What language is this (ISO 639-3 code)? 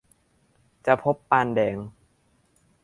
tha